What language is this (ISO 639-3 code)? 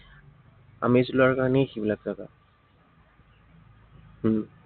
asm